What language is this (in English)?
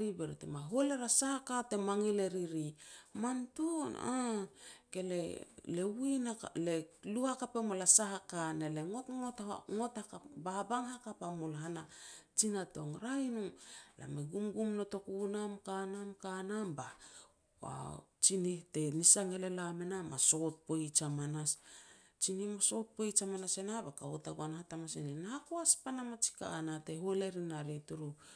Petats